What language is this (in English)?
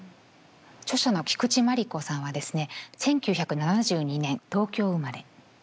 Japanese